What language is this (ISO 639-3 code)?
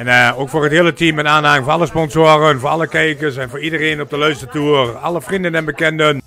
nld